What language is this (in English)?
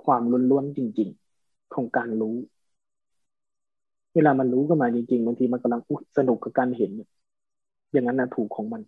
Thai